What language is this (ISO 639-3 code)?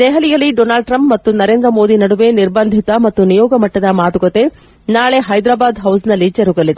kan